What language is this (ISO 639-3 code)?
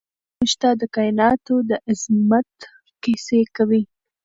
pus